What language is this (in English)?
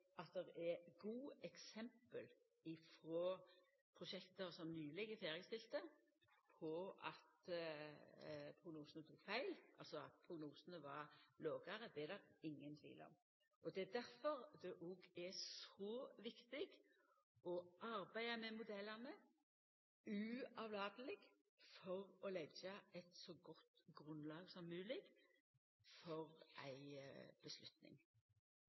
Norwegian Nynorsk